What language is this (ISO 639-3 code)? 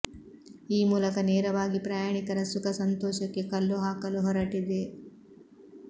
kan